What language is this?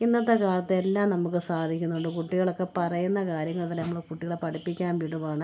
Malayalam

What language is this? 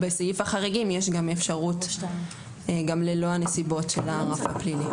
Hebrew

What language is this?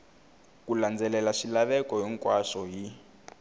Tsonga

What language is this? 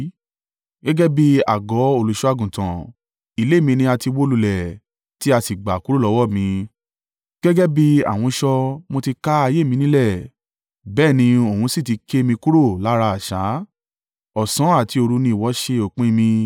Yoruba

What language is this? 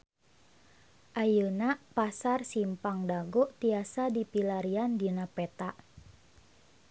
Sundanese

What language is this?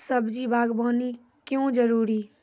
Maithili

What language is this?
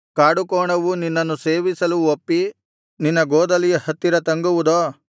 Kannada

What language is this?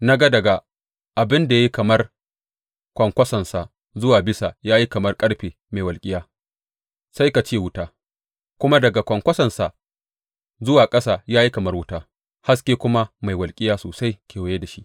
Hausa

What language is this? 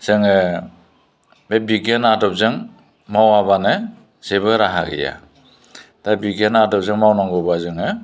Bodo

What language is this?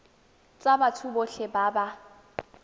Tswana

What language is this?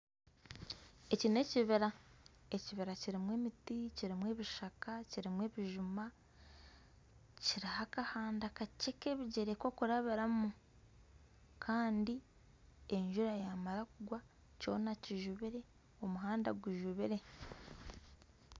Nyankole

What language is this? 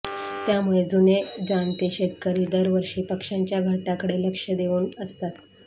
Marathi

